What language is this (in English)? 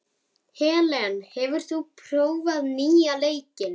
Icelandic